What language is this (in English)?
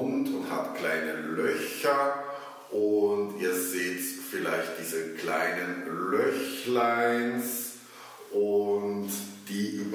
German